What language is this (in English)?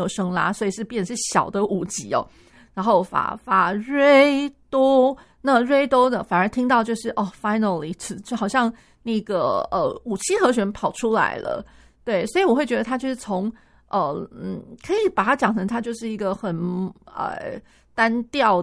Chinese